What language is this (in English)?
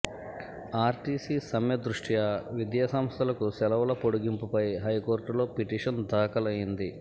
Telugu